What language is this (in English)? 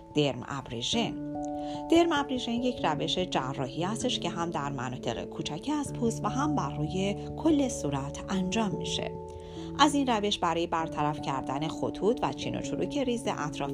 Persian